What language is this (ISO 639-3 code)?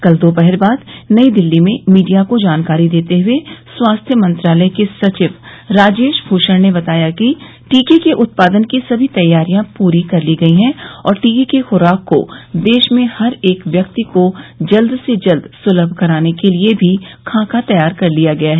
hin